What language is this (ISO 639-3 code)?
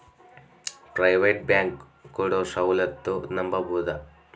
kan